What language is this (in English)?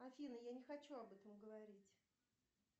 Russian